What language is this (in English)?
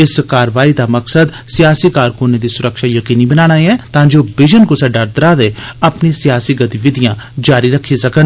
Dogri